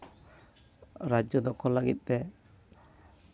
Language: Santali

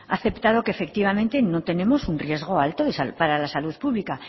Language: Spanish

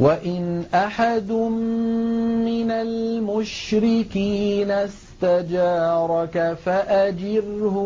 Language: Arabic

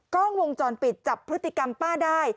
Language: Thai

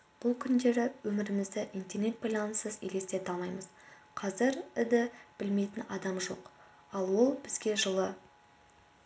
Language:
Kazakh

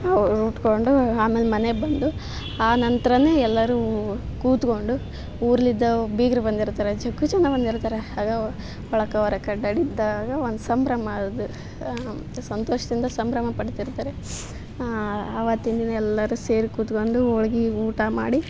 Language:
Kannada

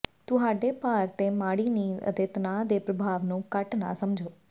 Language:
Punjabi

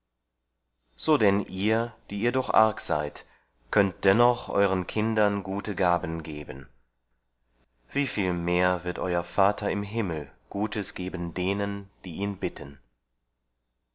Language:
German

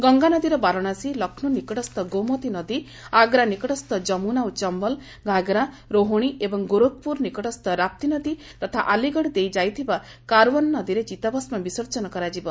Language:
Odia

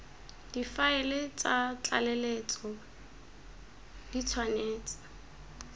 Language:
Tswana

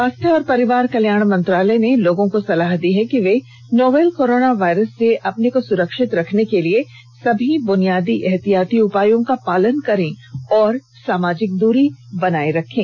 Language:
Hindi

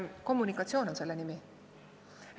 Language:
Estonian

